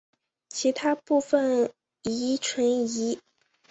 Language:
Chinese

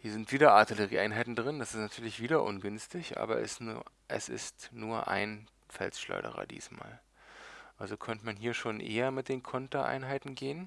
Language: German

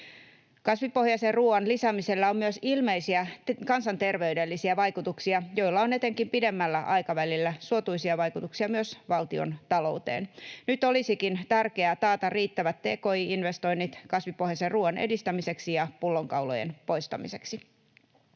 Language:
Finnish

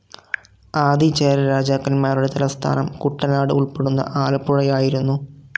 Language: Malayalam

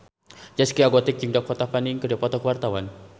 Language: Sundanese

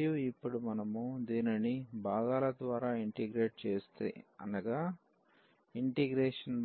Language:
Telugu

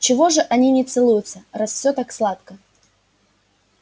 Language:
Russian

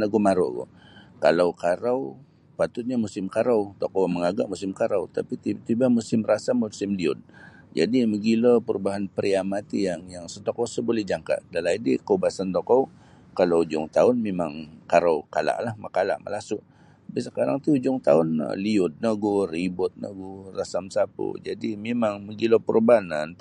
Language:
Sabah Bisaya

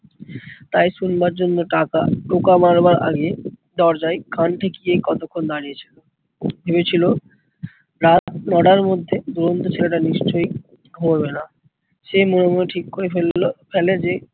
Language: Bangla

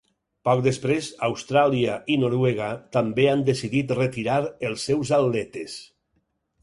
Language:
Catalan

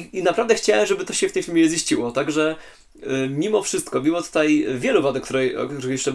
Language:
Polish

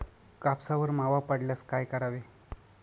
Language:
Marathi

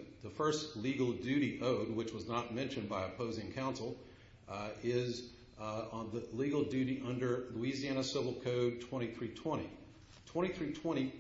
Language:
English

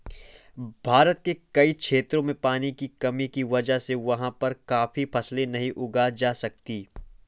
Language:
Hindi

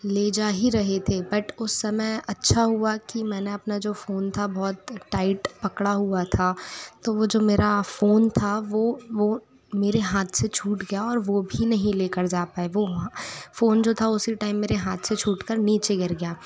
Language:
Hindi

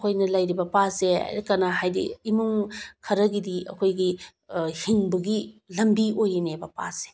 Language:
Manipuri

